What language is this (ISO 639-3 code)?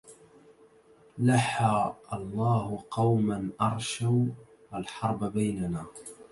ara